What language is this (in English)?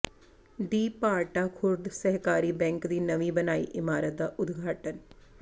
Punjabi